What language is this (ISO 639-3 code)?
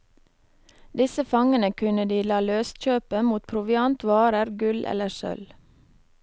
nor